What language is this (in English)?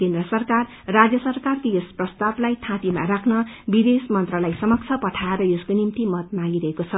Nepali